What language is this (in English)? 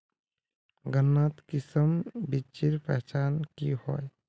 Magahi